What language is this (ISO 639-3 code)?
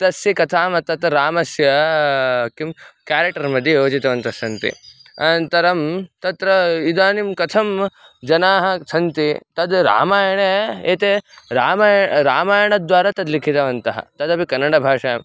san